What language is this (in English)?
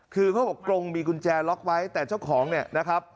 Thai